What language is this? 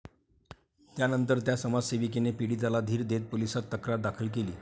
Marathi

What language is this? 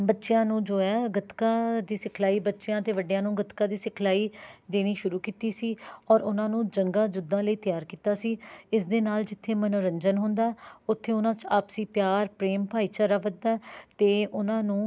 Punjabi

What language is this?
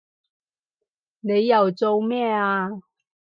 Cantonese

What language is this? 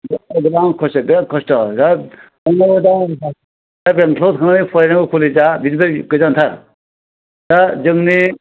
Bodo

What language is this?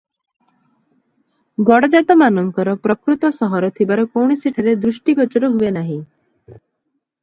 Odia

